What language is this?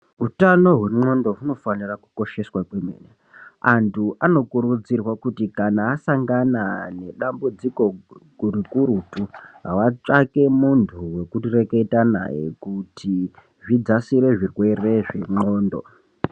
Ndau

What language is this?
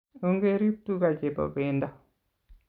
Kalenjin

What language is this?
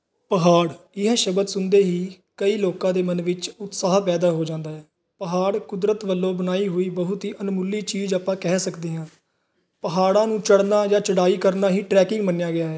Punjabi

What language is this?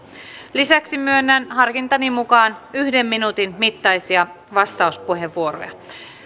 Finnish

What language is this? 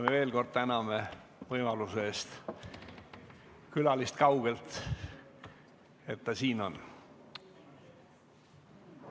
Estonian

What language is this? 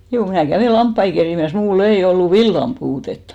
Finnish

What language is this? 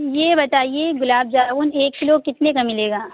Urdu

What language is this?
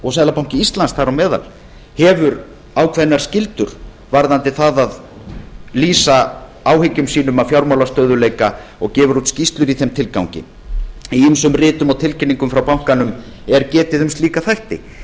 Icelandic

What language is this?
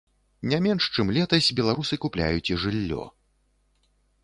Belarusian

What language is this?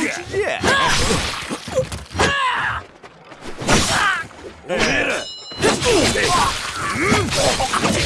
Japanese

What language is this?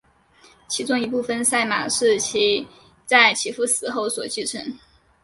Chinese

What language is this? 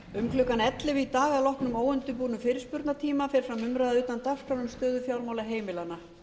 Icelandic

